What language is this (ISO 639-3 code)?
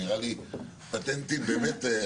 heb